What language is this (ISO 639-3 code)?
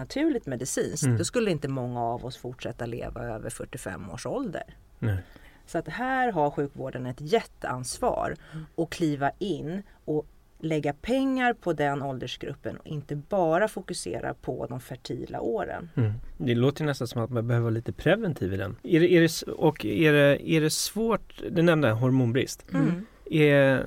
swe